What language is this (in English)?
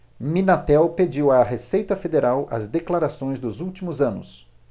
Portuguese